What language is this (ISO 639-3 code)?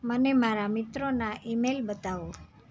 guj